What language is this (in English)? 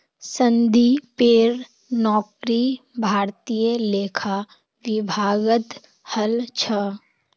Magahi